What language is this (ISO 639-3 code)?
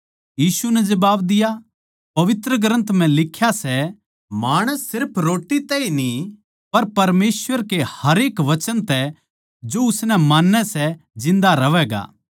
bgc